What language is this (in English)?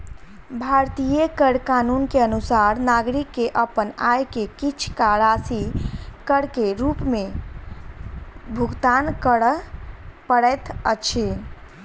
Maithili